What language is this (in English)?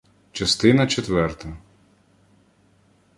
Ukrainian